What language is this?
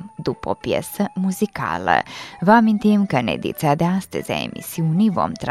Romanian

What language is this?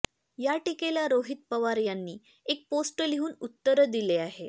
Marathi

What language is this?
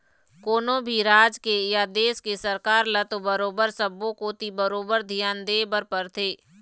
Chhattisgarhi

